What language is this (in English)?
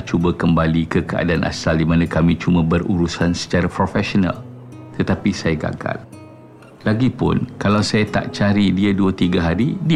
Malay